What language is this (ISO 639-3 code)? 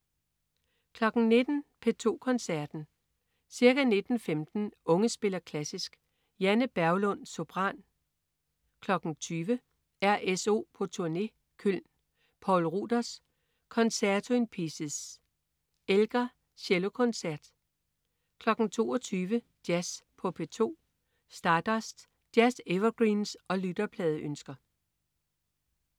dan